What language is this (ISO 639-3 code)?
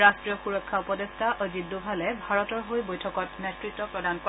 asm